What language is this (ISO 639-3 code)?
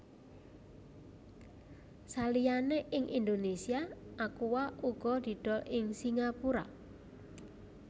jav